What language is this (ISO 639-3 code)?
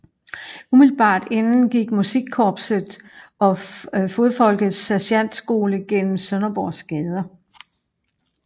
dan